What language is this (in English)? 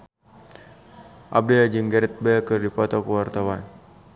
Sundanese